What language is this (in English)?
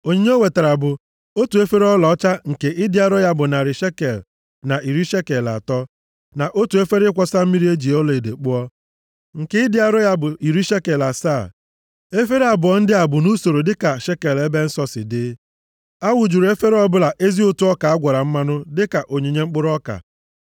Igbo